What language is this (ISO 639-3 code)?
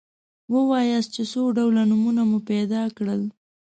pus